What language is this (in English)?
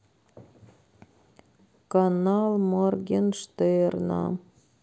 Russian